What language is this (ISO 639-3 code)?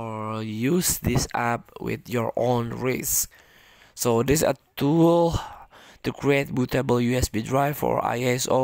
eng